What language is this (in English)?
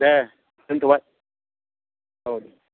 Bodo